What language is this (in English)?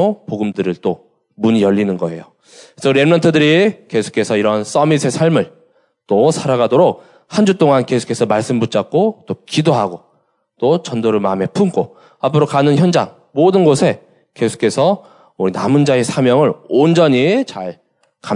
Korean